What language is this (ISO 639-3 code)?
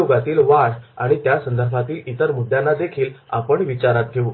mar